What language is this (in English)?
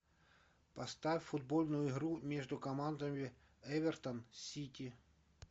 Russian